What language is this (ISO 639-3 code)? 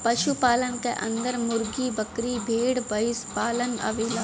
bho